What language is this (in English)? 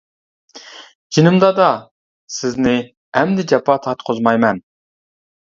Uyghur